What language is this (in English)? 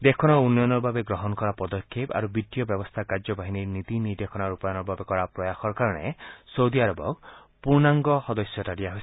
Assamese